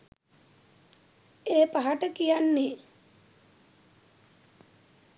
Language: Sinhala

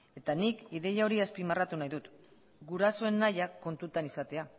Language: Basque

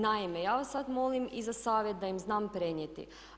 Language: Croatian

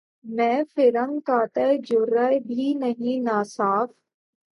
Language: Urdu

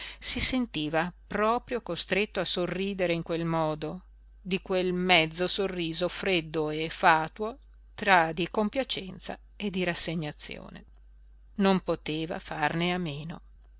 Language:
Italian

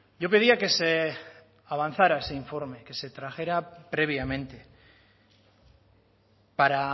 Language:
Spanish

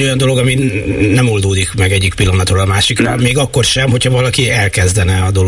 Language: Hungarian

